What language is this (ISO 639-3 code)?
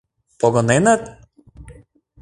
chm